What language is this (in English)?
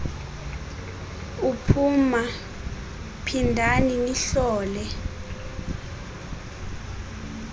Xhosa